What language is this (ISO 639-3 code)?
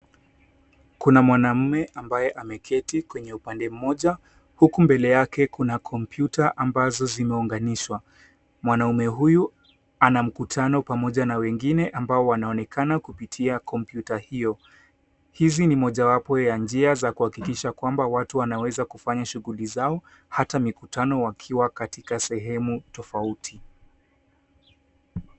swa